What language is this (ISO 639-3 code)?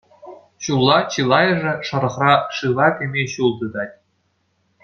chv